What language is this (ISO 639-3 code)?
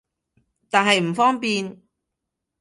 yue